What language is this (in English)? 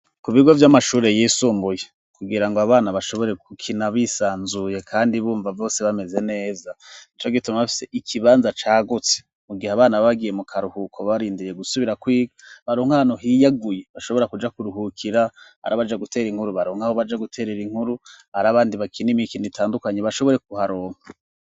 Rundi